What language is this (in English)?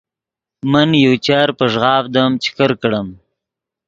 Yidgha